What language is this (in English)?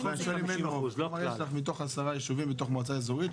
Hebrew